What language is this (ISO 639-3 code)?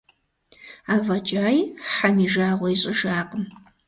kbd